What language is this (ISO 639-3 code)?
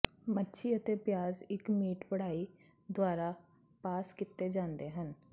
pan